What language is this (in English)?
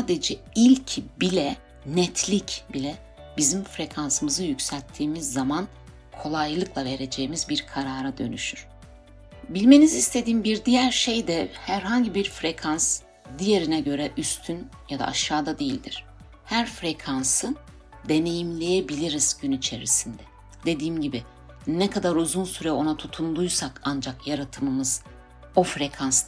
Turkish